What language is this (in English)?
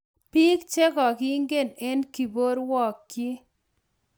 Kalenjin